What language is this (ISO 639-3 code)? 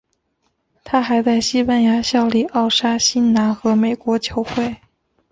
zho